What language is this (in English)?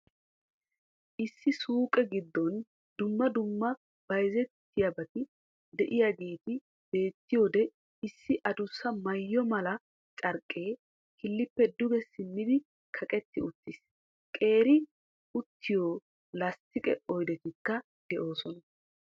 Wolaytta